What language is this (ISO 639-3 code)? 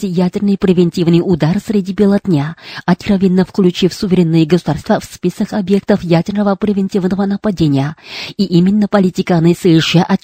rus